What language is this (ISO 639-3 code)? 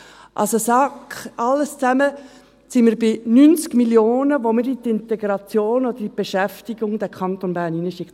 gsw